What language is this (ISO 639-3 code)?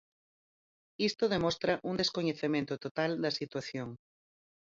glg